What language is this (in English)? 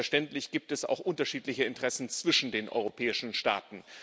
German